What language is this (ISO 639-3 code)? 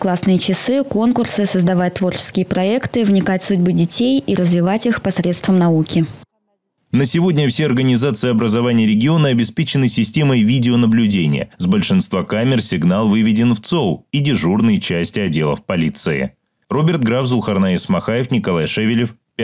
rus